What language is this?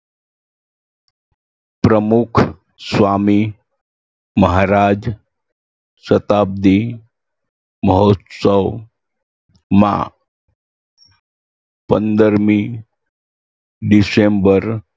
Gujarati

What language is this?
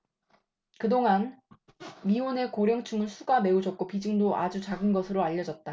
Korean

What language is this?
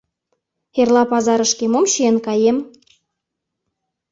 Mari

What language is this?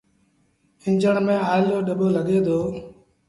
Sindhi Bhil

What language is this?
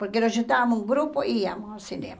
Portuguese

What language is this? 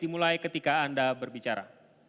Indonesian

